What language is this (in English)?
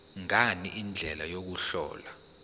Zulu